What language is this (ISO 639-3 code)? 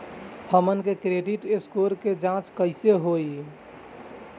bho